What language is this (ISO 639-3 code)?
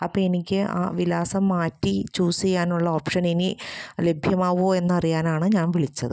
mal